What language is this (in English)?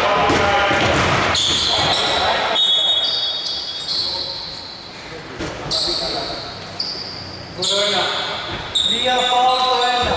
Greek